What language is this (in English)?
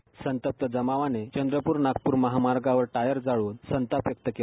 Marathi